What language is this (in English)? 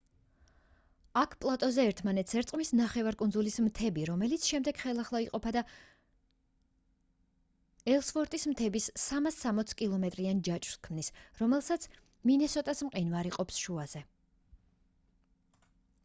Georgian